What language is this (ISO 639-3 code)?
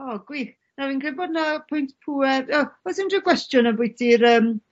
cym